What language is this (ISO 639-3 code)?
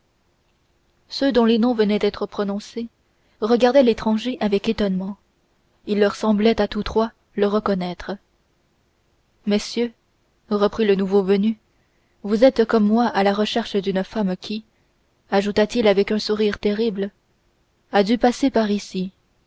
fra